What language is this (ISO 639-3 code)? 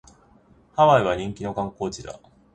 jpn